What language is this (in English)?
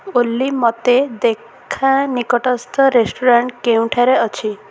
Odia